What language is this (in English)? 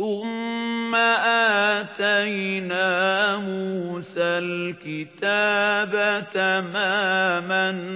Arabic